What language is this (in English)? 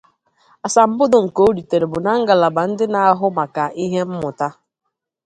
Igbo